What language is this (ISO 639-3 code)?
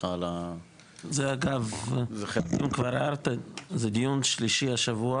heb